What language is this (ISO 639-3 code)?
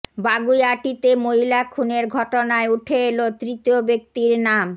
ben